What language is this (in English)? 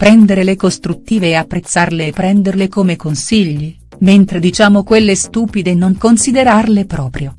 Italian